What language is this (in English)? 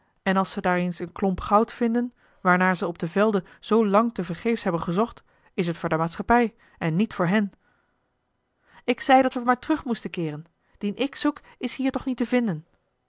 Dutch